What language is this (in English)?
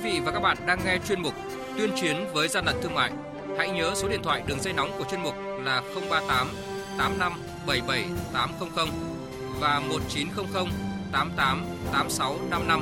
Vietnamese